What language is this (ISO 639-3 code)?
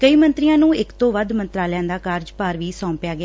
pan